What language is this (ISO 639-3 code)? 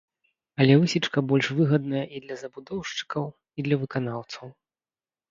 bel